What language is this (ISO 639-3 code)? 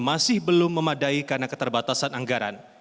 ind